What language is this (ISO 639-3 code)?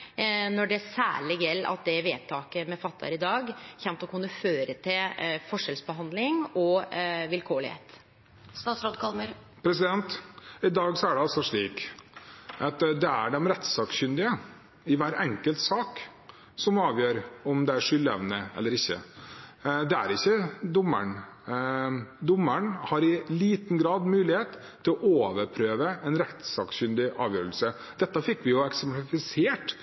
nor